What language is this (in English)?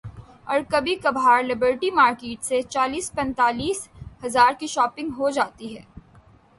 Urdu